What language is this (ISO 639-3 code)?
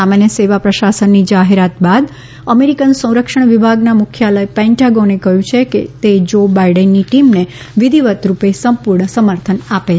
guj